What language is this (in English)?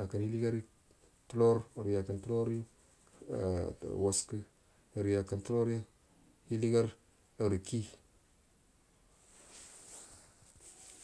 Buduma